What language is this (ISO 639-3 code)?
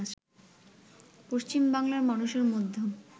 ben